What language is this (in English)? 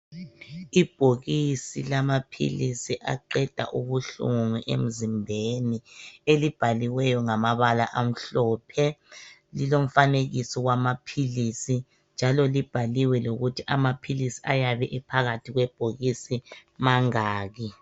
North Ndebele